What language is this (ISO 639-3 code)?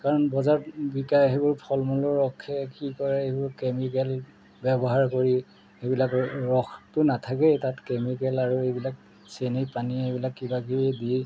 asm